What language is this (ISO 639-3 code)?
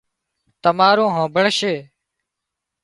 kxp